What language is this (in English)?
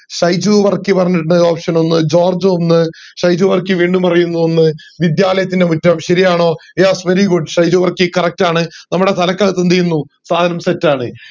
Malayalam